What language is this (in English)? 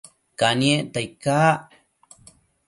Matsés